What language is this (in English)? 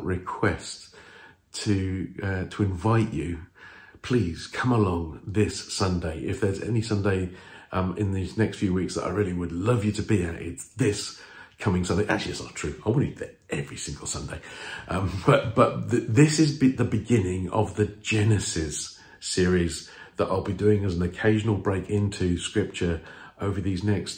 English